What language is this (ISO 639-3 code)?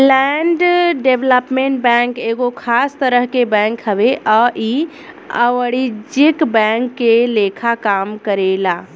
bho